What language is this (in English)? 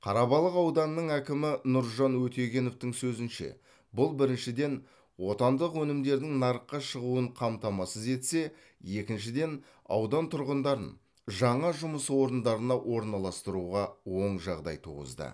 Kazakh